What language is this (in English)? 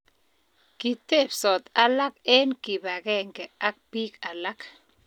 Kalenjin